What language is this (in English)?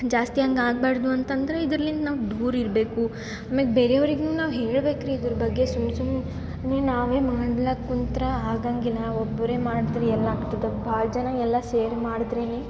Kannada